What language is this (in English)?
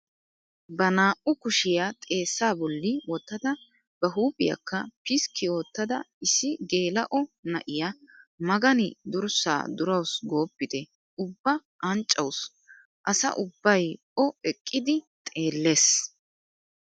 Wolaytta